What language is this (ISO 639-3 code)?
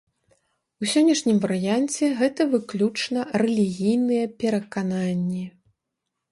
bel